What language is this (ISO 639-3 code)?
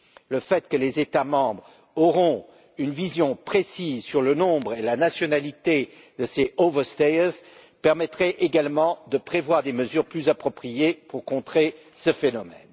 fra